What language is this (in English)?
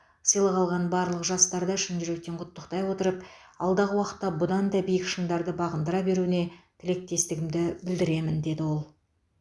Kazakh